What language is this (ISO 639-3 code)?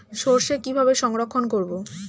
ben